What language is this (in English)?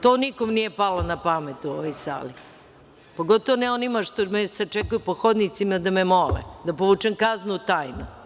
Serbian